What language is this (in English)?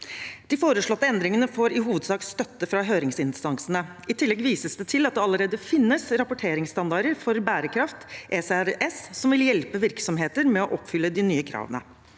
Norwegian